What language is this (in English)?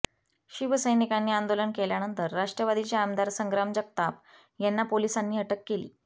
Marathi